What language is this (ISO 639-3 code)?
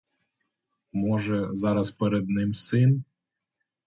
ukr